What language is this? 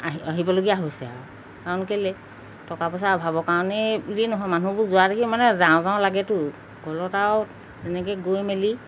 Assamese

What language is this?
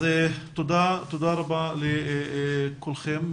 Hebrew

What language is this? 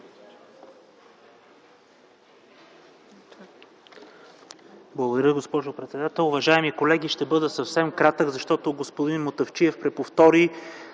Bulgarian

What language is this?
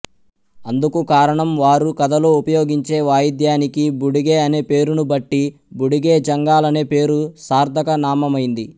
Telugu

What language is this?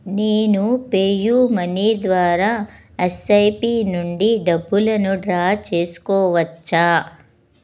Telugu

